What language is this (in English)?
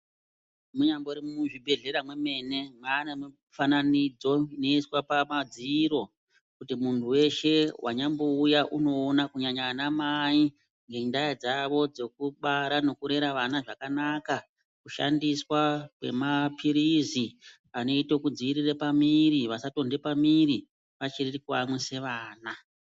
Ndau